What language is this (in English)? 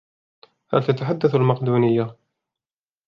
Arabic